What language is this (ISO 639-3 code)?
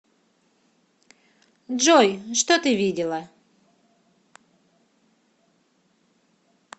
rus